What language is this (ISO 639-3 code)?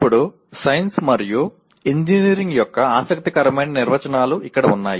tel